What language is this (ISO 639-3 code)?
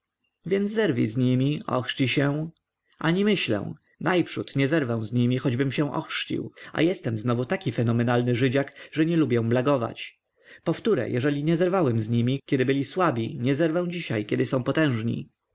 pol